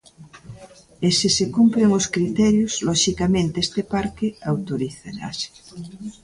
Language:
Galician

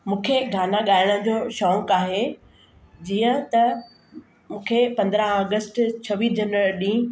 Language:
Sindhi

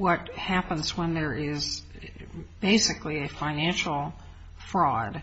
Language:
English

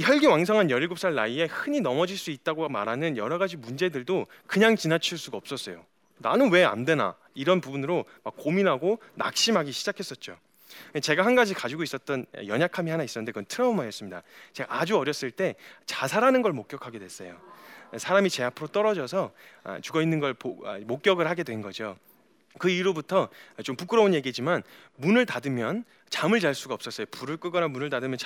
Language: Korean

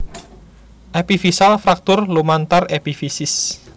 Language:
Javanese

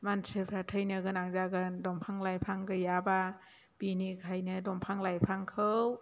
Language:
Bodo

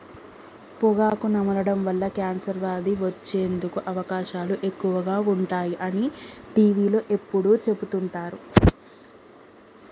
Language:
Telugu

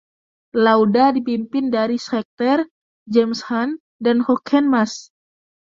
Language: Indonesian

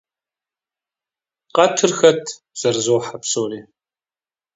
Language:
Kabardian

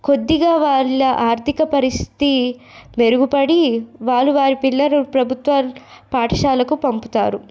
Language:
Telugu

